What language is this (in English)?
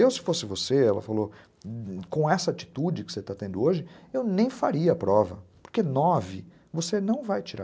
Portuguese